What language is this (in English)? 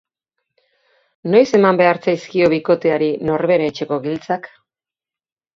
Basque